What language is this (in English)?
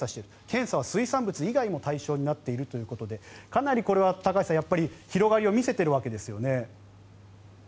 Japanese